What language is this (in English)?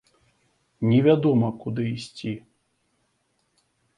Belarusian